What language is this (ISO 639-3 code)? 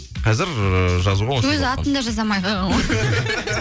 kaz